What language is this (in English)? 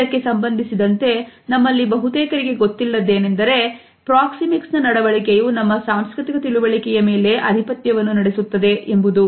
Kannada